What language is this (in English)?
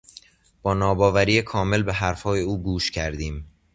Persian